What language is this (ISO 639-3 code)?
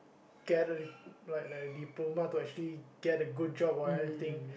eng